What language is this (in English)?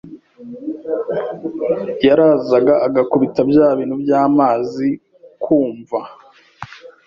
Kinyarwanda